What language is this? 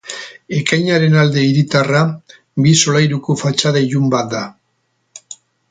Basque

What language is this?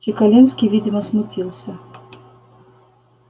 Russian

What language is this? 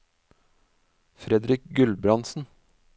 Norwegian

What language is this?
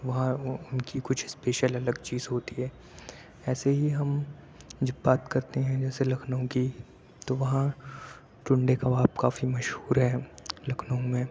Urdu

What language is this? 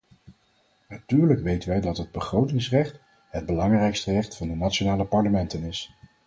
Dutch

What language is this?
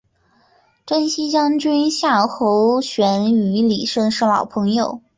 Chinese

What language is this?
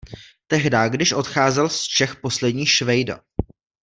Czech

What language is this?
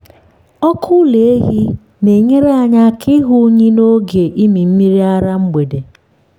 Igbo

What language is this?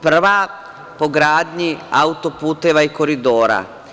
Serbian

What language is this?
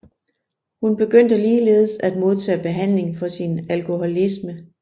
Danish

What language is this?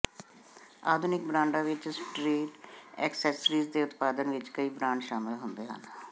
Punjabi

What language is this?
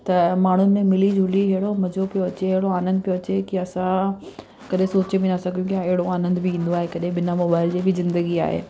Sindhi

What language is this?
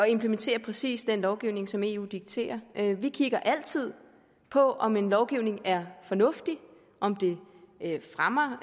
Danish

